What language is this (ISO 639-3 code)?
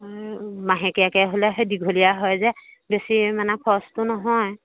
asm